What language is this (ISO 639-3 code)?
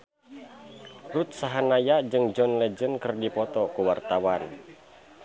sun